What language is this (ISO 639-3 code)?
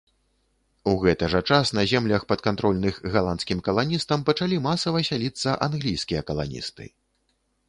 bel